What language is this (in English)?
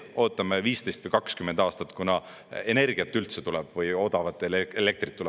Estonian